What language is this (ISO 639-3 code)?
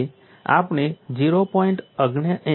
guj